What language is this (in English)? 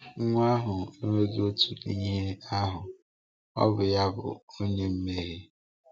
Igbo